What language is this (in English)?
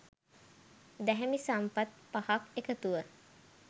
Sinhala